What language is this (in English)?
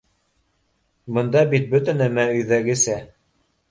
Bashkir